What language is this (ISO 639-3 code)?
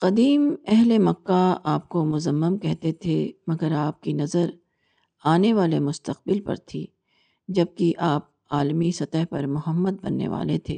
urd